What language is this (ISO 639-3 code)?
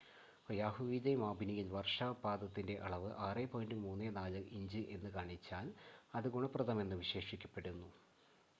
mal